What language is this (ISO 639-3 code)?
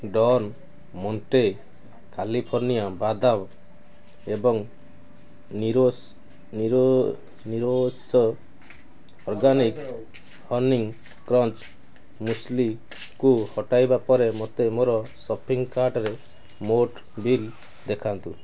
ori